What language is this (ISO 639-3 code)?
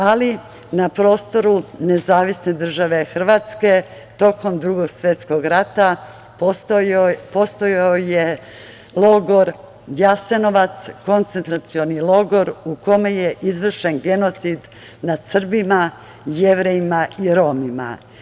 srp